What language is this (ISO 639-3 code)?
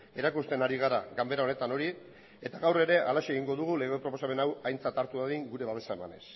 eus